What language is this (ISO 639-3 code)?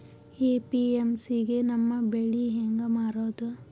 kan